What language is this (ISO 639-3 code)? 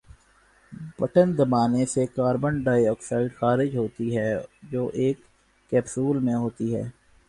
urd